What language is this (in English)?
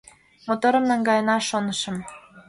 Mari